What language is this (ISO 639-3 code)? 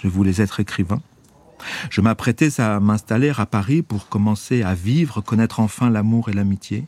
fra